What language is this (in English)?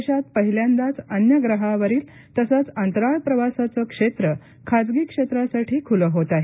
Marathi